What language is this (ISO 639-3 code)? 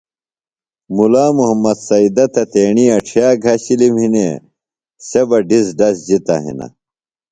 phl